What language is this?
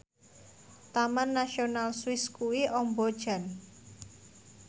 Javanese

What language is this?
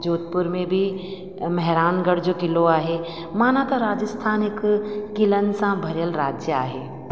Sindhi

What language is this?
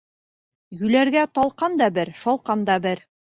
Bashkir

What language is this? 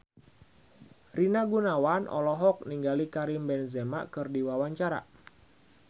Sundanese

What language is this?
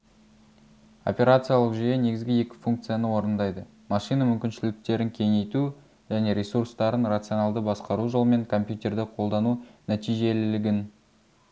Kazakh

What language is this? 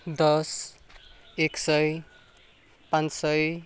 Nepali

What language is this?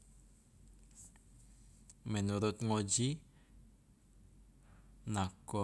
Loloda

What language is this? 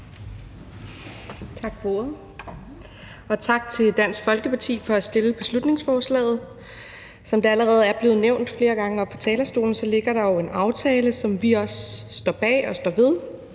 Danish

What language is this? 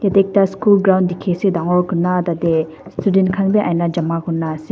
Naga Pidgin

